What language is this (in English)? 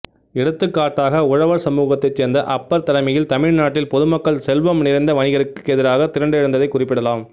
Tamil